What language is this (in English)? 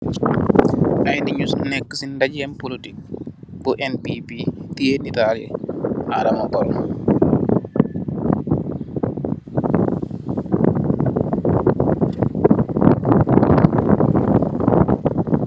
Wolof